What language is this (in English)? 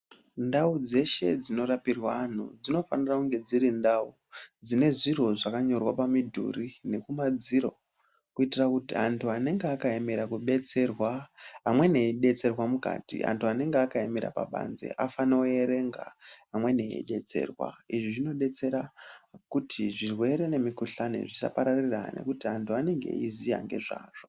Ndau